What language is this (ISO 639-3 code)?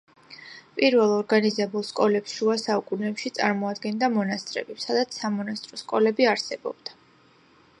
kat